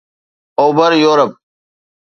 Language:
Sindhi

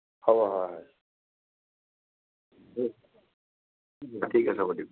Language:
Assamese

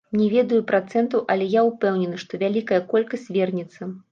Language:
Belarusian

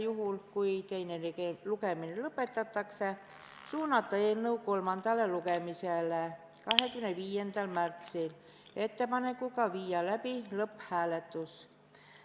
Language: Estonian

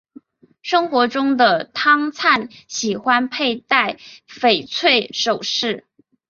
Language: Chinese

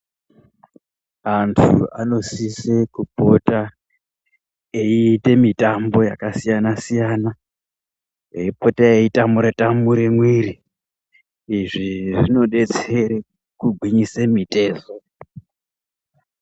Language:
Ndau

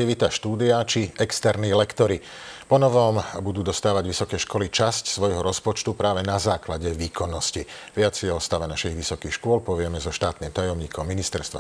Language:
Slovak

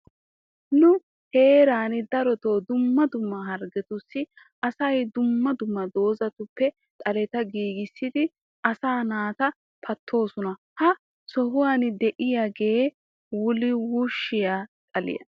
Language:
Wolaytta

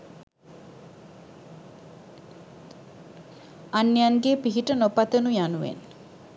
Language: Sinhala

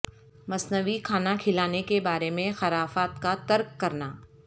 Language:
Urdu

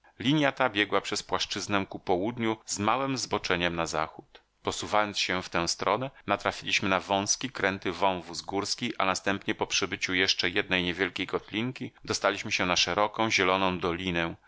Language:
Polish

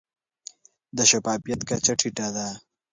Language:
Pashto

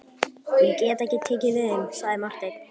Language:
Icelandic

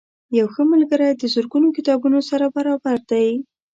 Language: Pashto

